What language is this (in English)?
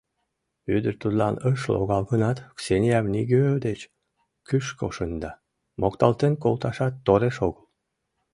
Mari